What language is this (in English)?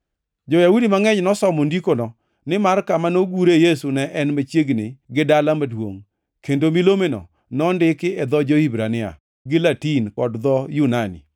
Luo (Kenya and Tanzania)